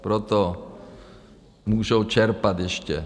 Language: Czech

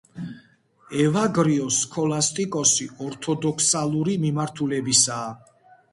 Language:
Georgian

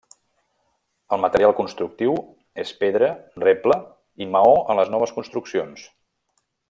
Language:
Catalan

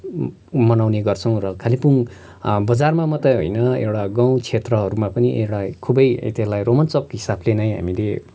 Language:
Nepali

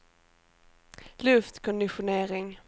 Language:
Swedish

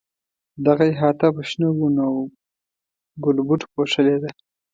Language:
Pashto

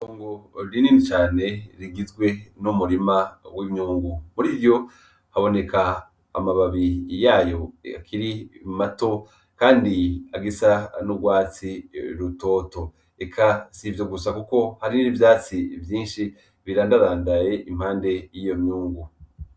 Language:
Rundi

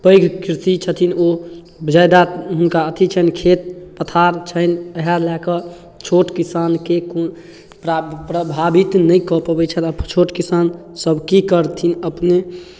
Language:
Maithili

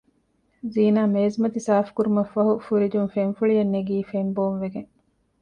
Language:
Divehi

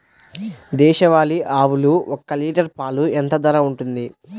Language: Telugu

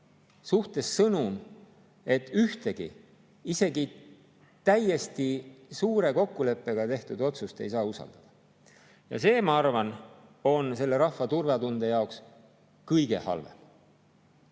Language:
Estonian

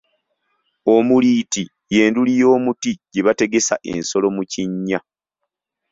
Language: Ganda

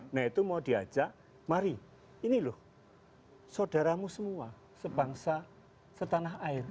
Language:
Indonesian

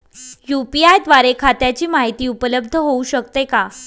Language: Marathi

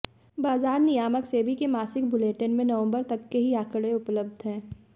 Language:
Hindi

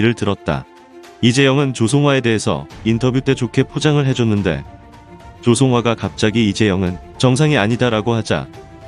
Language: Korean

